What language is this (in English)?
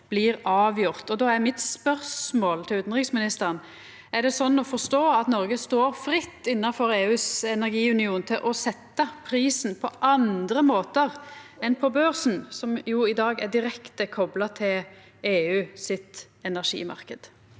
Norwegian